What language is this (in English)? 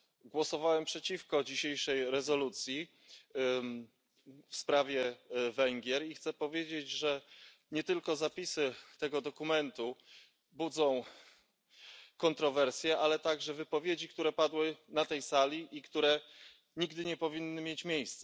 Polish